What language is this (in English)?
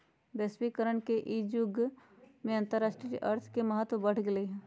Magahi